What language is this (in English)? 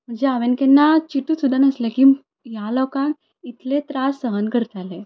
Konkani